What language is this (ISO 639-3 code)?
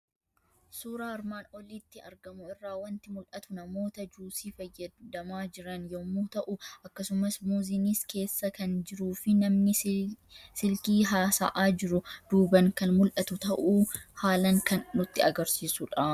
orm